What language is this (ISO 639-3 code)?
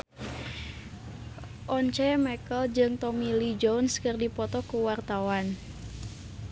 sun